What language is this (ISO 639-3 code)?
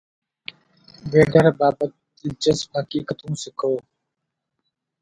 snd